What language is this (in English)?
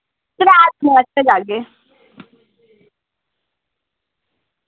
Dogri